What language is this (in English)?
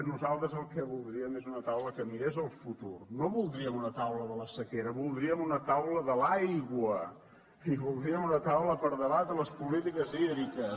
Catalan